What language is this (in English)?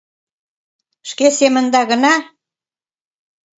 Mari